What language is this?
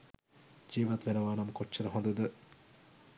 Sinhala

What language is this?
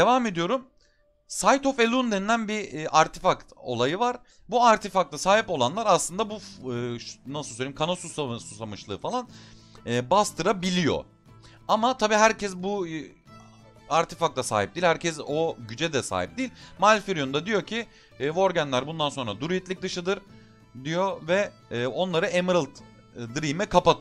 Turkish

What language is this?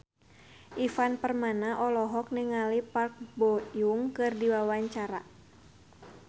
Sundanese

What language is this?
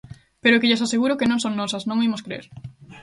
Galician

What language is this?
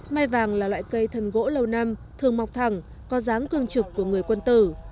Vietnamese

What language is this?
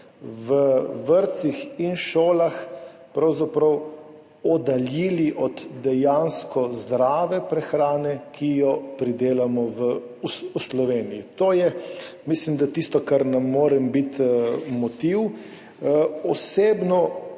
Slovenian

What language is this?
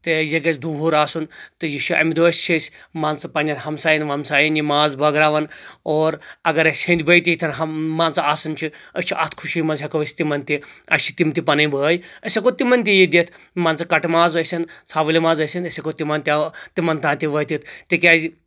Kashmiri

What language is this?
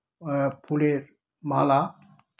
Bangla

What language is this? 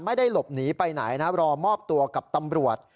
Thai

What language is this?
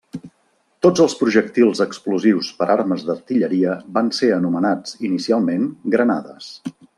Catalan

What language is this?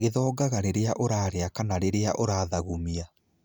Kikuyu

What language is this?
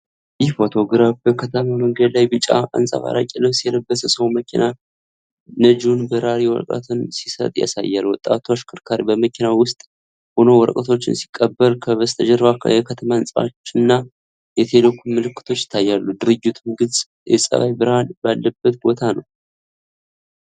Amharic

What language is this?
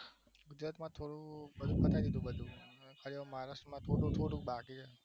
Gujarati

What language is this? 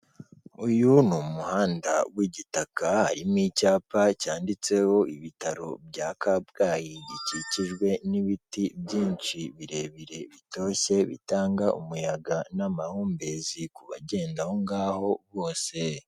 Kinyarwanda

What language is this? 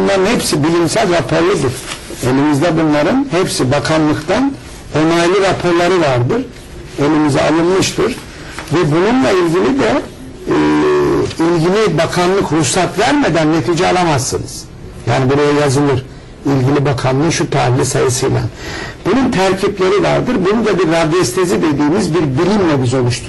Turkish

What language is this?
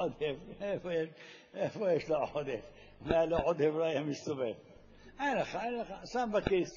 Hebrew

